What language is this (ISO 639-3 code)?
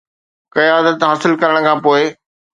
snd